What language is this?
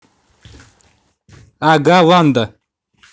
Russian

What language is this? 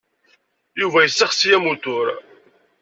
Kabyle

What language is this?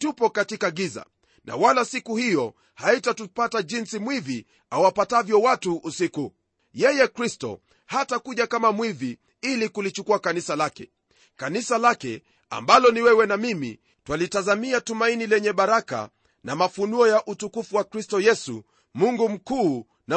Swahili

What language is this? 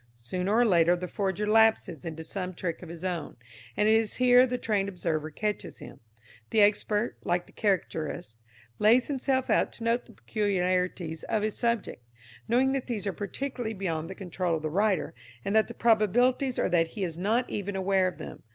English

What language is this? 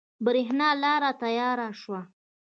Pashto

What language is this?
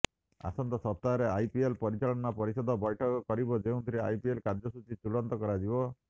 Odia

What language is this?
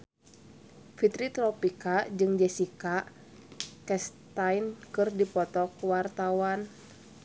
Sundanese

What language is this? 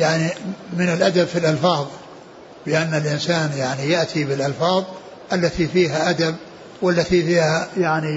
Arabic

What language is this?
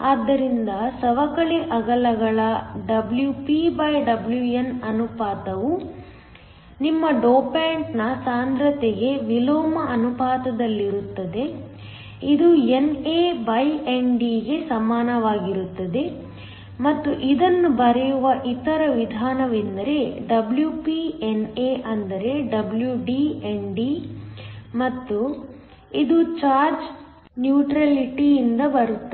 Kannada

